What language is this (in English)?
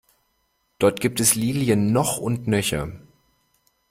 German